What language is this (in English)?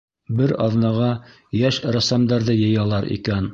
Bashkir